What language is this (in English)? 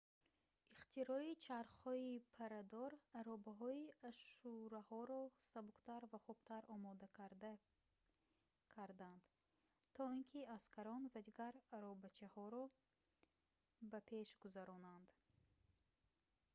Tajik